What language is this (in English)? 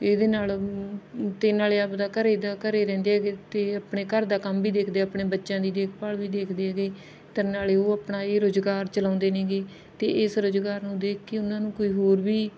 Punjabi